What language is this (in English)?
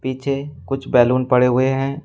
Hindi